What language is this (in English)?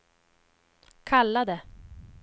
Swedish